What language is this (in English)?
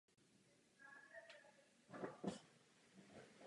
Czech